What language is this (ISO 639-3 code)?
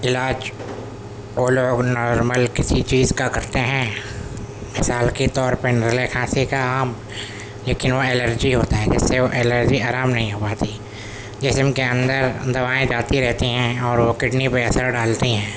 urd